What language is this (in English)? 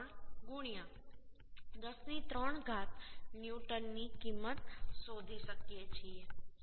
Gujarati